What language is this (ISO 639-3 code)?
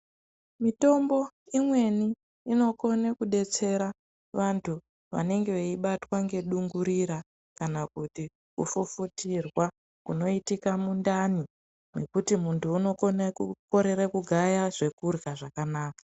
ndc